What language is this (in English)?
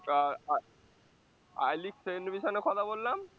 Bangla